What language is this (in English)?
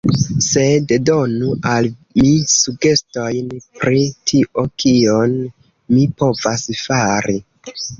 Esperanto